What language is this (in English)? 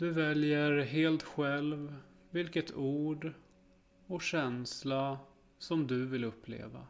Swedish